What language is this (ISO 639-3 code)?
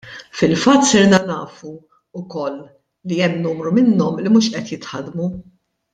mlt